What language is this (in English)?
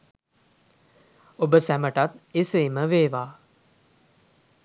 Sinhala